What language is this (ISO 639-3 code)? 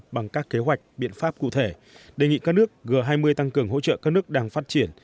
vie